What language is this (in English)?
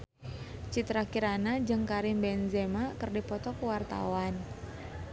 Sundanese